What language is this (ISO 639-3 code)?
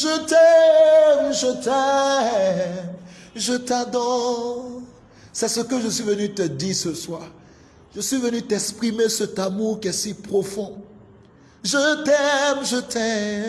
fra